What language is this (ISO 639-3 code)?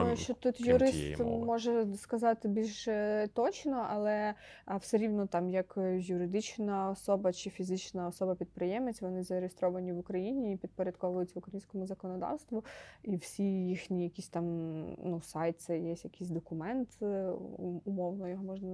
ukr